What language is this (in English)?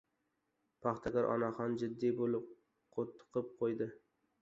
Uzbek